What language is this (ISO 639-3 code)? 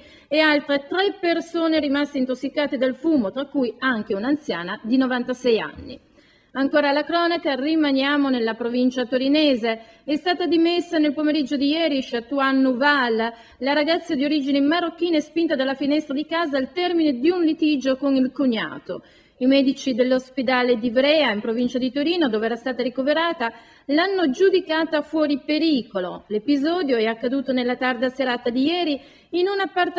ita